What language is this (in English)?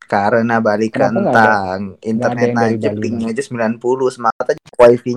Indonesian